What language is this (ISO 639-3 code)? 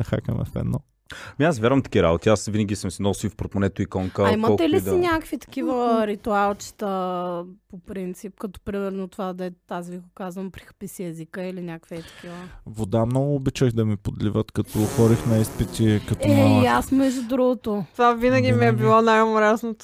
bul